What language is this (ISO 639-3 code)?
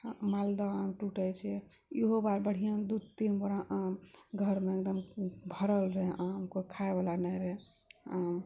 mai